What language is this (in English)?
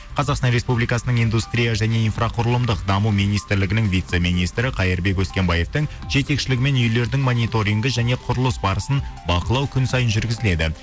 Kazakh